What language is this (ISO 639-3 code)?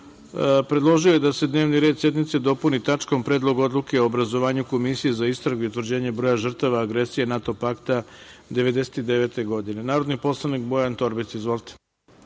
srp